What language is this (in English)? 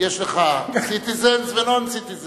Hebrew